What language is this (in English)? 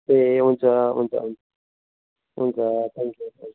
Nepali